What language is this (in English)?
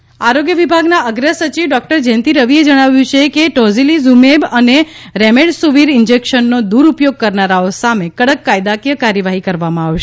Gujarati